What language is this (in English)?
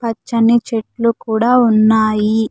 Telugu